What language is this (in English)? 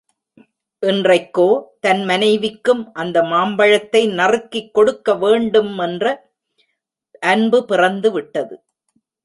Tamil